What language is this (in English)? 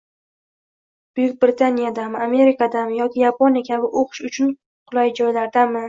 Uzbek